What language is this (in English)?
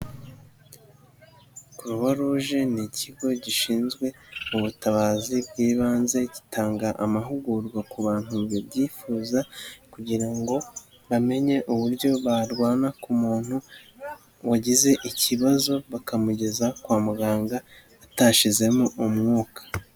Kinyarwanda